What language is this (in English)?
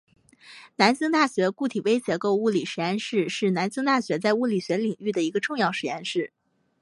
Chinese